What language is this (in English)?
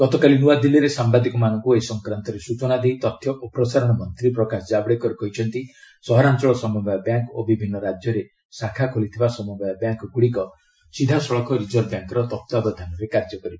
Odia